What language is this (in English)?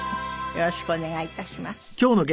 Japanese